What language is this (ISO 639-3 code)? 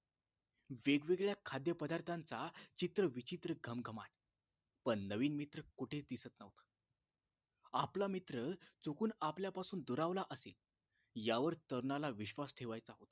mar